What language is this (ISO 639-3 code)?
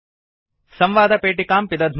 san